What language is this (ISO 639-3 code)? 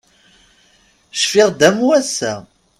kab